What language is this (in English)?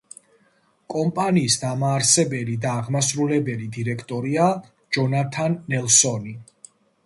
Georgian